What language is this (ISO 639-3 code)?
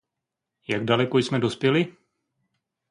ces